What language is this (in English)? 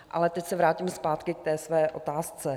Czech